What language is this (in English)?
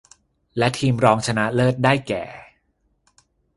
Thai